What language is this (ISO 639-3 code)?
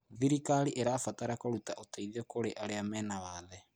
kik